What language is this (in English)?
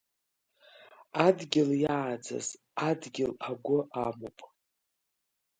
Abkhazian